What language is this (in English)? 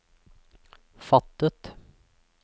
Norwegian